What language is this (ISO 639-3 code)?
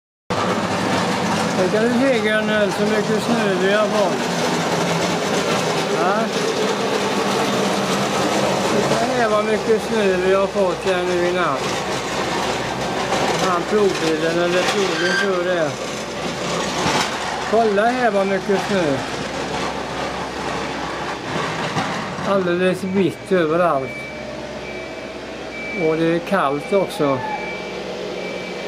swe